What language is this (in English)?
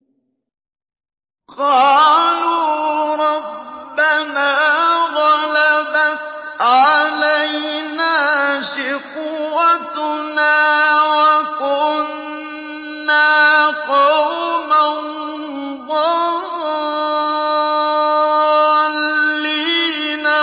Arabic